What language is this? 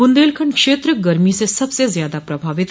Hindi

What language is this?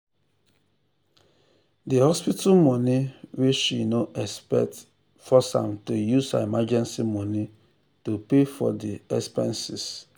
Nigerian Pidgin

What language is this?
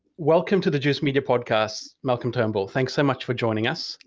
English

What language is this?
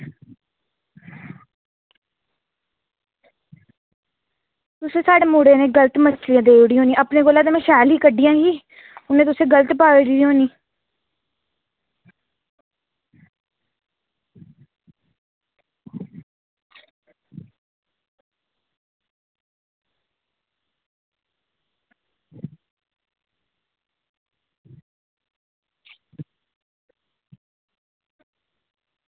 Dogri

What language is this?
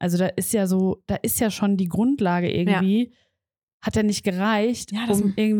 German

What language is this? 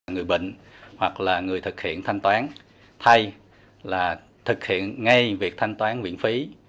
Vietnamese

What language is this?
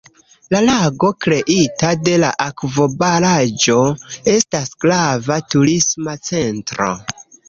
Esperanto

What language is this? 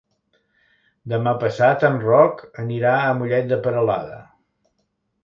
Catalan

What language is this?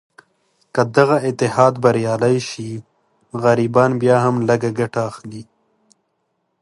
Pashto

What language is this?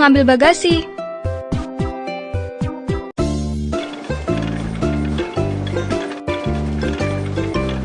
Indonesian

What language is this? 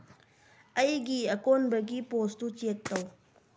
Manipuri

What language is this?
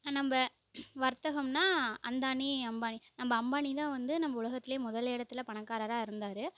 Tamil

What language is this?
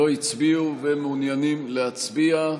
Hebrew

